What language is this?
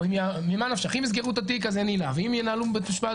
Hebrew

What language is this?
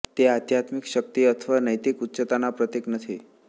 Gujarati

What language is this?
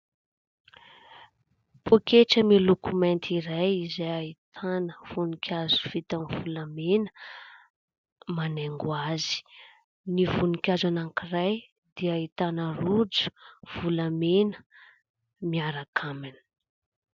Malagasy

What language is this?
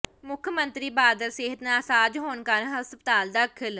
Punjabi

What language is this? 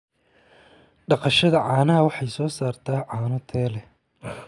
Somali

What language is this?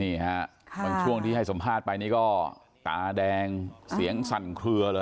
Thai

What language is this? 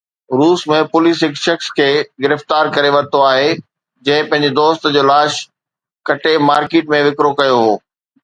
Sindhi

